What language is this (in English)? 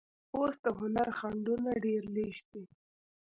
Pashto